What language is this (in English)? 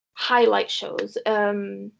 Welsh